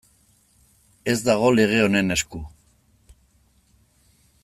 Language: Basque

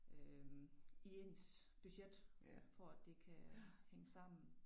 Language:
Danish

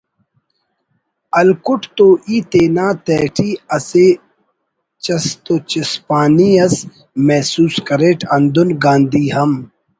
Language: Brahui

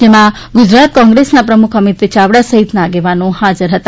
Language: Gujarati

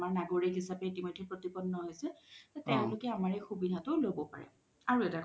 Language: Assamese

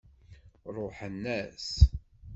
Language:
Kabyle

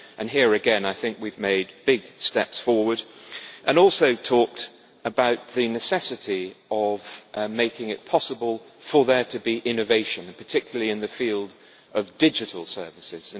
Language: English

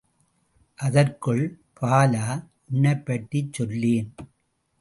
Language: Tamil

